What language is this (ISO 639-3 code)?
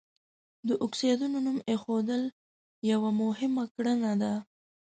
pus